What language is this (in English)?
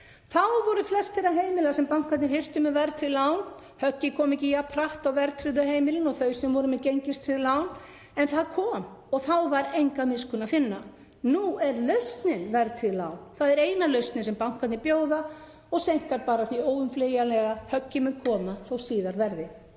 Icelandic